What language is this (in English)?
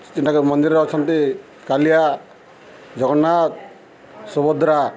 Odia